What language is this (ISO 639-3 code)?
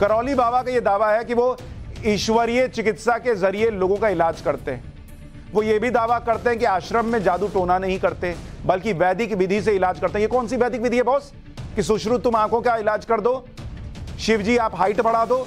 hin